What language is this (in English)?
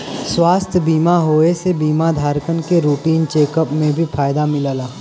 Bhojpuri